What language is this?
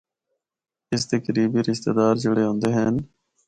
Northern Hindko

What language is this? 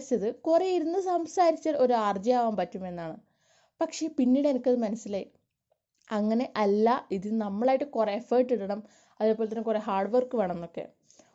Malayalam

